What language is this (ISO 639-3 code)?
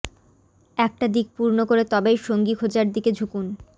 ben